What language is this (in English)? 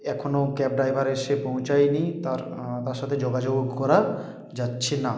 Bangla